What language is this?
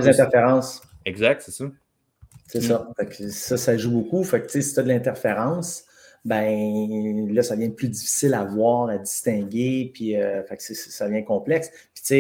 French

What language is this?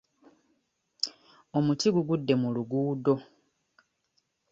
Ganda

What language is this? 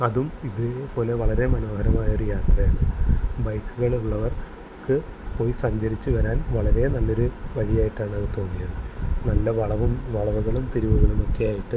Malayalam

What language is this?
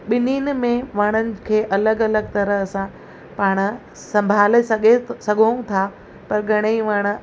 Sindhi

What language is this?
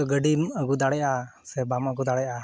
Santali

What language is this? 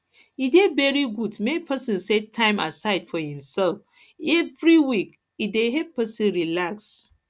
Nigerian Pidgin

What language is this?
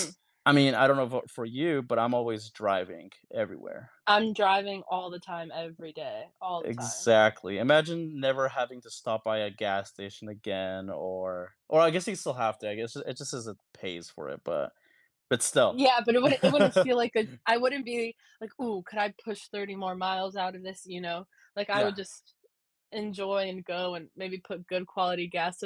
English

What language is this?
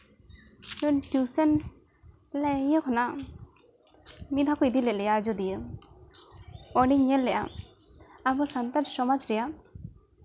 Santali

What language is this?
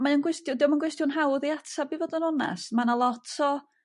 Welsh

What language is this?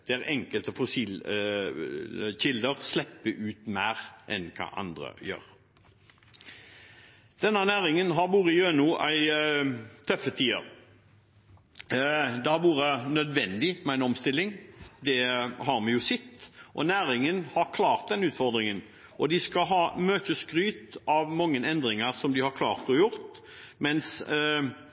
Norwegian Bokmål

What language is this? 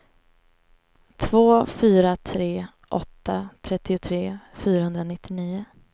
Swedish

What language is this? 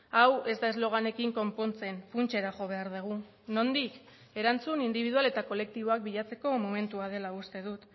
Basque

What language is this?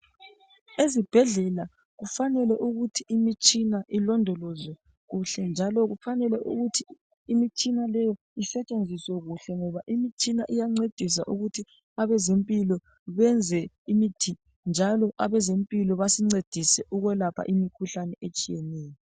North Ndebele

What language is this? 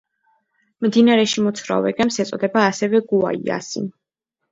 Georgian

